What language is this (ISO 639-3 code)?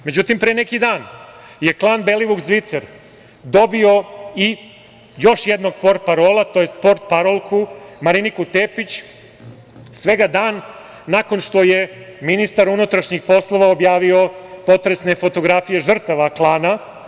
srp